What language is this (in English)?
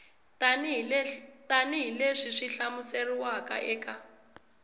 Tsonga